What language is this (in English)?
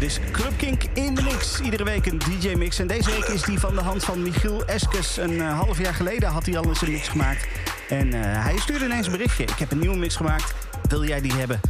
Dutch